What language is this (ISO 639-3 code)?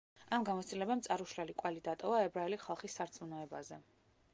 kat